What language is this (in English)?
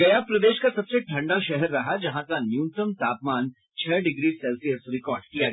Hindi